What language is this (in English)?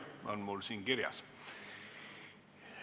Estonian